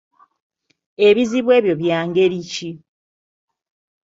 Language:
Ganda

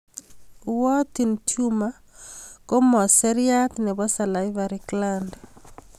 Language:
Kalenjin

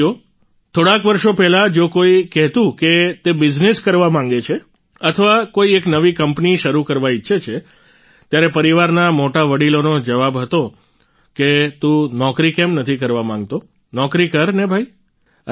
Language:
Gujarati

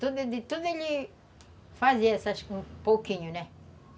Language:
Portuguese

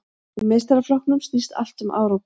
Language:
Icelandic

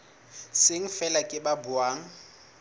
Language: Southern Sotho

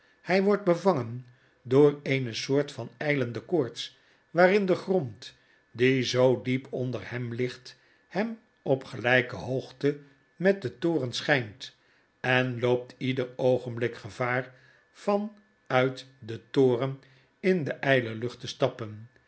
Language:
Dutch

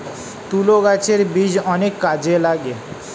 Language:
Bangla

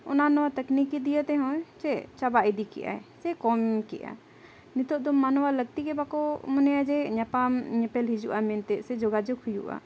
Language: Santali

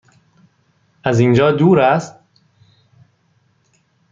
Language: Persian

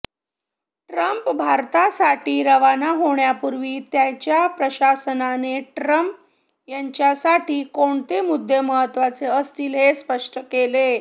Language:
Marathi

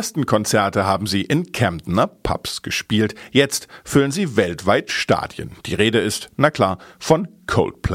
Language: German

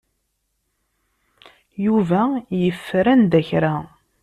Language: Kabyle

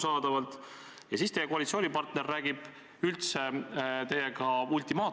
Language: Estonian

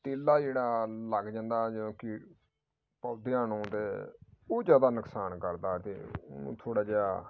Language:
Punjabi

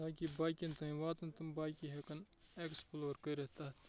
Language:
Kashmiri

